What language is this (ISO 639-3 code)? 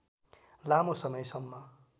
nep